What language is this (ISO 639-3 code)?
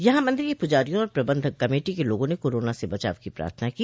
hin